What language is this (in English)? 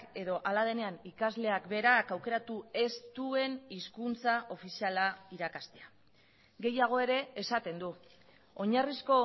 Basque